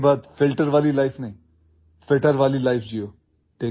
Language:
Urdu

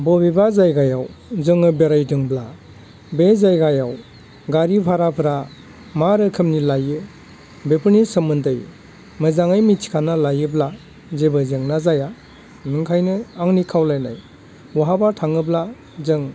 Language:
Bodo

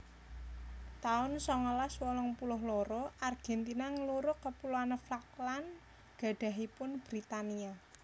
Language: Javanese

